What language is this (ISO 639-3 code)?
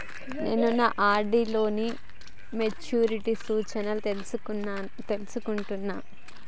tel